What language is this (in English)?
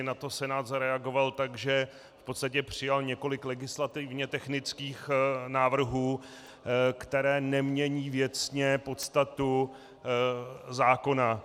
Czech